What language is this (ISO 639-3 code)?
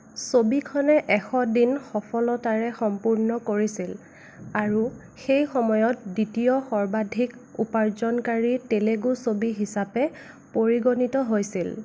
asm